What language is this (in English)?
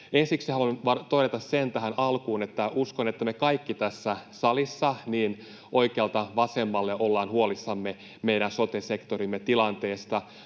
Finnish